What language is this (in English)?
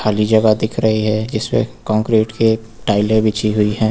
Hindi